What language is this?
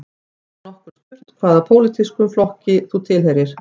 Icelandic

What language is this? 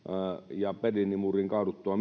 Finnish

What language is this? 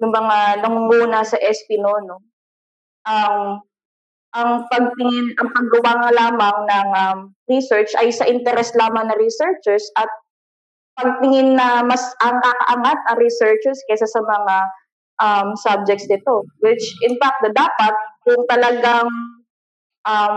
Filipino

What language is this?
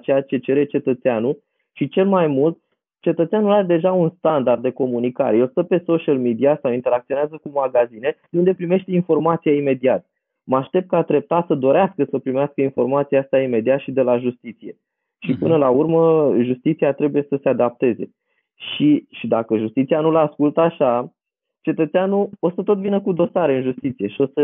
Romanian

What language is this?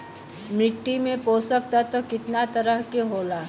Bhojpuri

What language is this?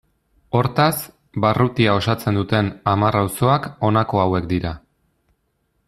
Basque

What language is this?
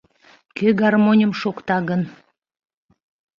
Mari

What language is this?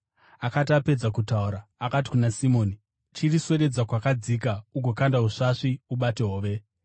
Shona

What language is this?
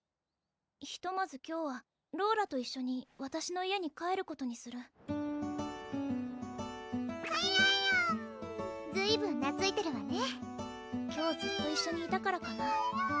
Japanese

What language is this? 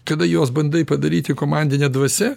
Lithuanian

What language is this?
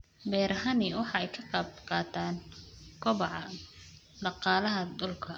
Somali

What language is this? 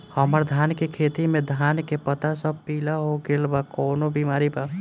Bhojpuri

